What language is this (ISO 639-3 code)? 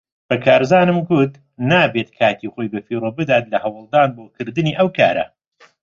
ckb